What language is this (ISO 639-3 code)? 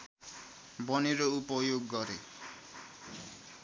nep